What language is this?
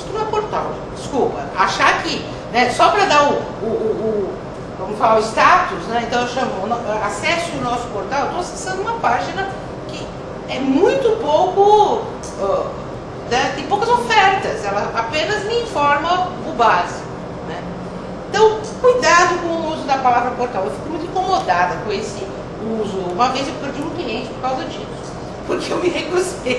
Portuguese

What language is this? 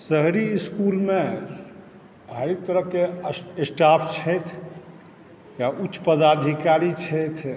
Maithili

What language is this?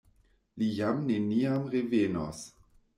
Esperanto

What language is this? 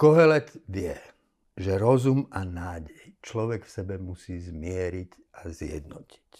Slovak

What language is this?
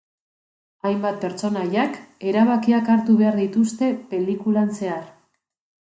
Basque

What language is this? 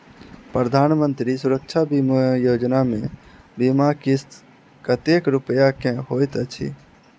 Maithili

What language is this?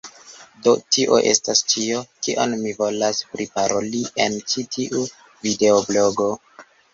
Esperanto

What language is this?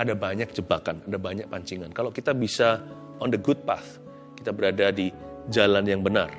Indonesian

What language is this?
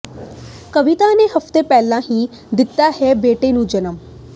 Punjabi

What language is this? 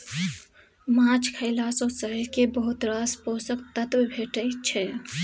Maithili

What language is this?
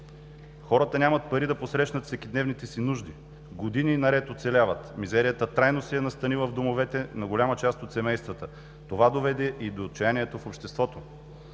Bulgarian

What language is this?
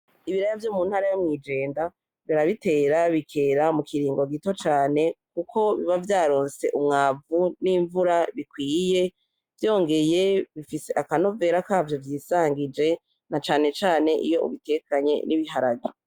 Rundi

